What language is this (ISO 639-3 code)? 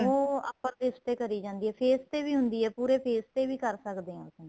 pan